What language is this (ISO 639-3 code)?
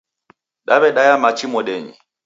dav